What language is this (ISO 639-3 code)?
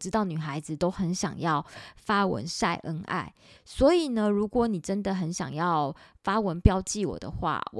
zho